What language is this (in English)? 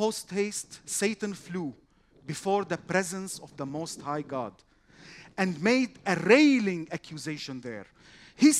Arabic